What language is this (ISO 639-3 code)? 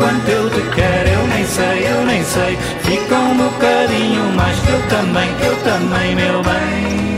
por